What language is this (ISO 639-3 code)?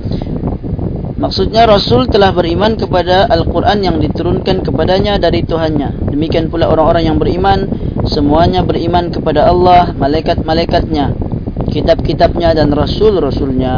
msa